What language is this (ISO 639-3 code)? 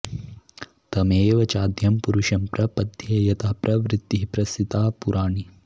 san